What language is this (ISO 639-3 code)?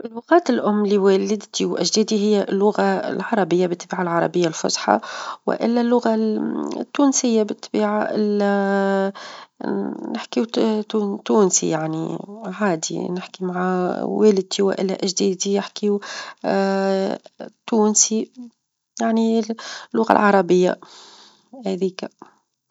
aeb